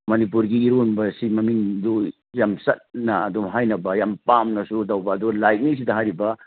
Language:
Manipuri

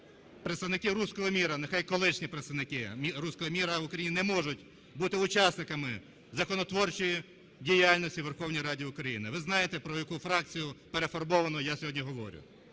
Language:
Ukrainian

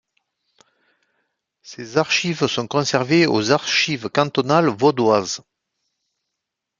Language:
French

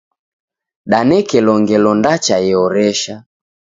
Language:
Taita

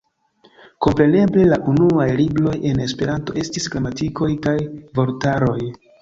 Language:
Esperanto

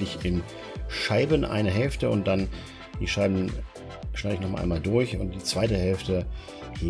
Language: German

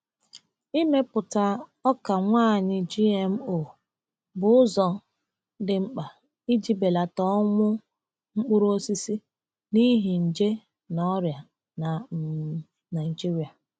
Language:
Igbo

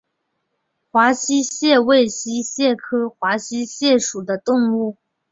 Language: Chinese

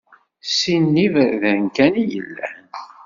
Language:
Kabyle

